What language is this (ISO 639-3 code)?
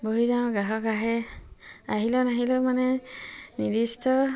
asm